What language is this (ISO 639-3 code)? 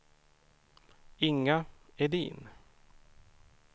swe